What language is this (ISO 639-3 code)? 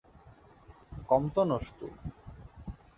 ben